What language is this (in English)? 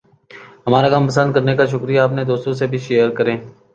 Urdu